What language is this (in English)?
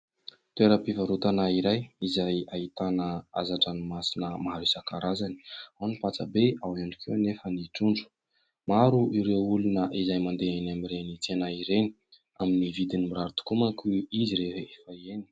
Malagasy